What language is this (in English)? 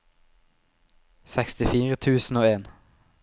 Norwegian